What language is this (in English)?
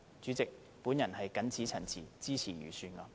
Cantonese